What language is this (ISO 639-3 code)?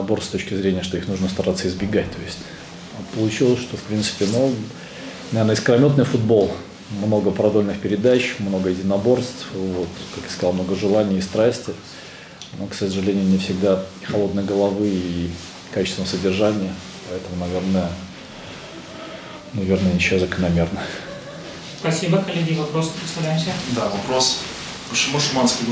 rus